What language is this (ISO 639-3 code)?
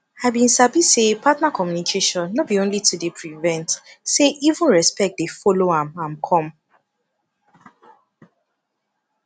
pcm